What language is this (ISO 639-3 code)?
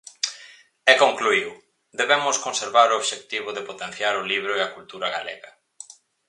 glg